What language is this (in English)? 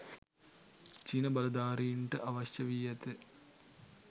Sinhala